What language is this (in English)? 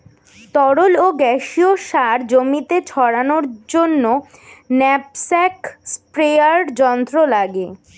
Bangla